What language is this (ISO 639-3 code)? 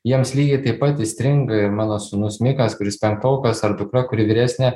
lit